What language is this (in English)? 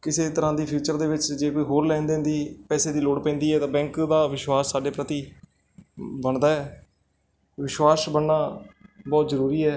Punjabi